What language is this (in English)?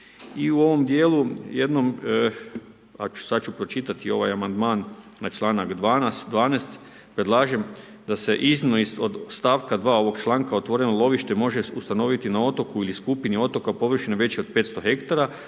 Croatian